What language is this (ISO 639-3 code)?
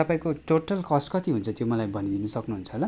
nep